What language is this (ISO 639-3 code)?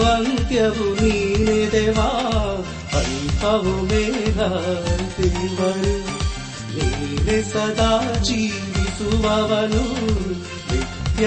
kan